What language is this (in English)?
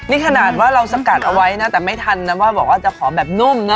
Thai